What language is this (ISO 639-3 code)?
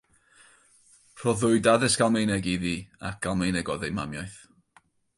cym